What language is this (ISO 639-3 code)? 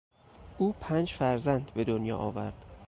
fas